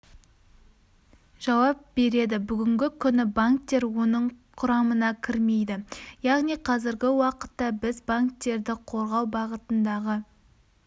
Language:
Kazakh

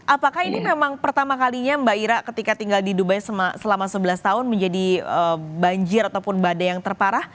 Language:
Indonesian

